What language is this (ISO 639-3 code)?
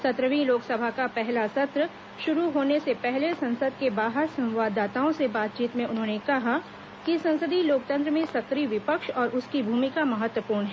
hin